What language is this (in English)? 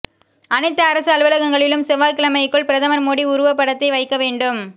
Tamil